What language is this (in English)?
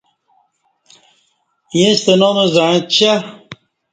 Kati